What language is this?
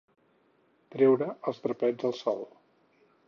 Catalan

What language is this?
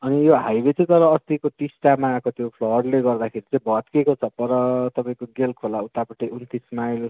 Nepali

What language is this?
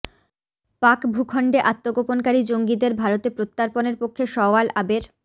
Bangla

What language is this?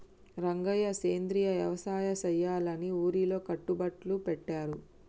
Telugu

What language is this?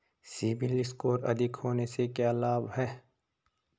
Hindi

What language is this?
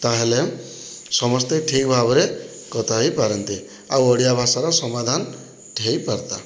Odia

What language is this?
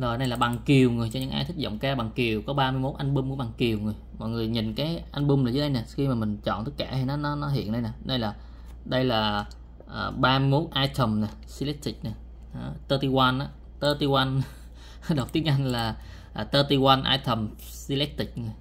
Vietnamese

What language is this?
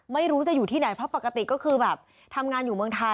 Thai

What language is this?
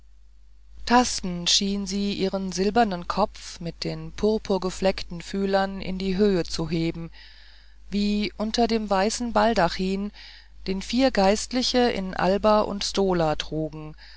German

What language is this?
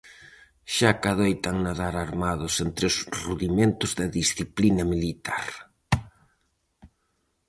Galician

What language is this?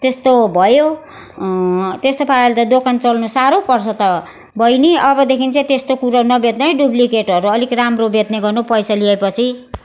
Nepali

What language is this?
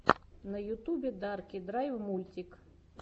Russian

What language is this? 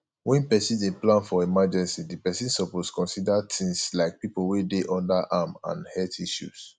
Nigerian Pidgin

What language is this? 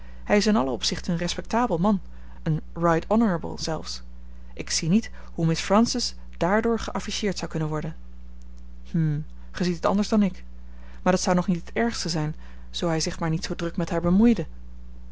Dutch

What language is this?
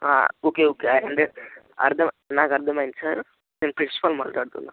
Telugu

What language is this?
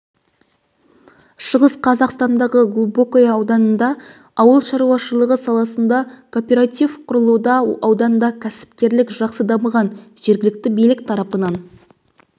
Kazakh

